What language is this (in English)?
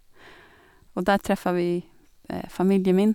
Norwegian